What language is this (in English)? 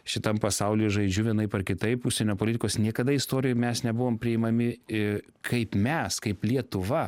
Lithuanian